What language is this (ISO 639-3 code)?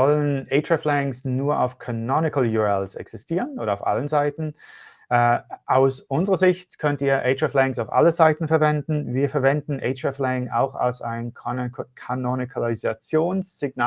deu